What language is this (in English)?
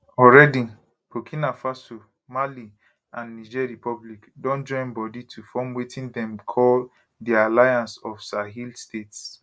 Nigerian Pidgin